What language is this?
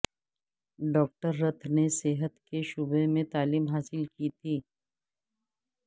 Urdu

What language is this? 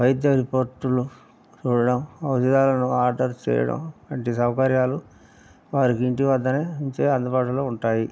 Telugu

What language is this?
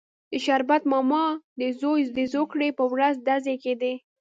Pashto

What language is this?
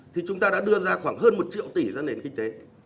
Vietnamese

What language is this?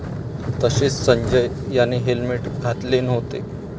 Marathi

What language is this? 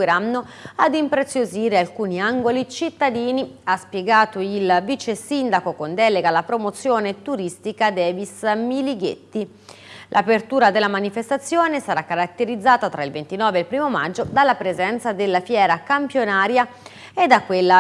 Italian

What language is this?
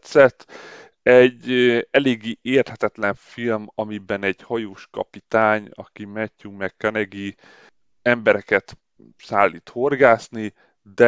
Hungarian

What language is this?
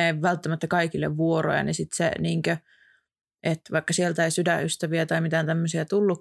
Finnish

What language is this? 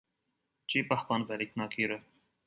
Armenian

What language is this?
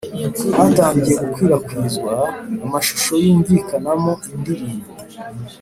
Kinyarwanda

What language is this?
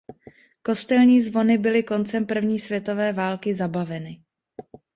Czech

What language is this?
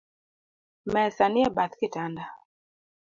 Luo (Kenya and Tanzania)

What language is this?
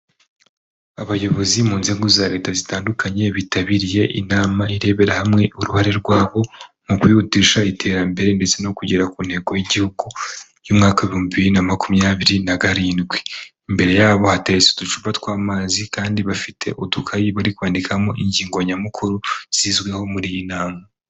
Kinyarwanda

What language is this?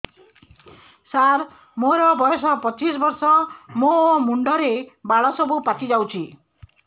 Odia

